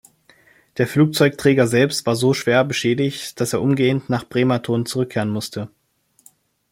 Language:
German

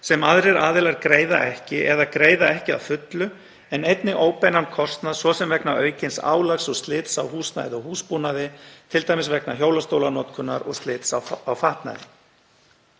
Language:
Icelandic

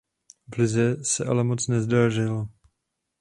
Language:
Czech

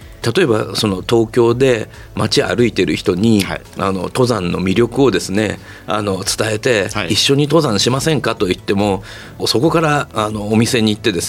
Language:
Japanese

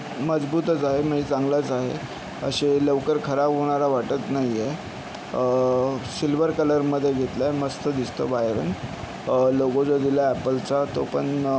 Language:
Marathi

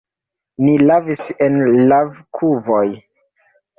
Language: Esperanto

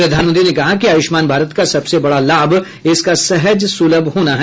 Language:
Hindi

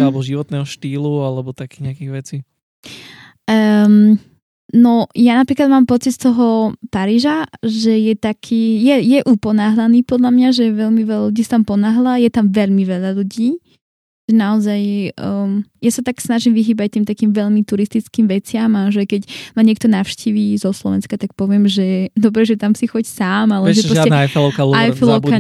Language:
Slovak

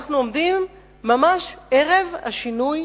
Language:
Hebrew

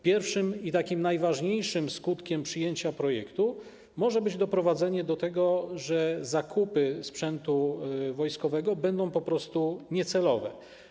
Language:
Polish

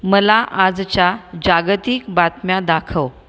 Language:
Marathi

